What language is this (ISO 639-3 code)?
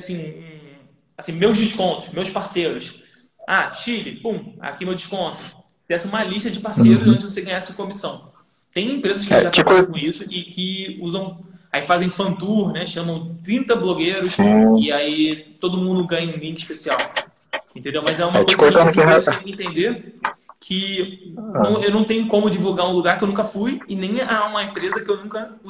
por